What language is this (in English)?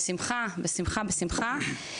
Hebrew